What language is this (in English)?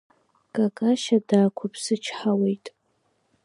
Abkhazian